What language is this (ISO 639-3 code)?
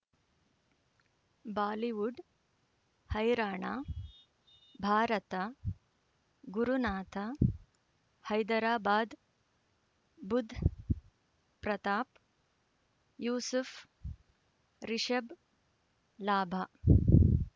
kan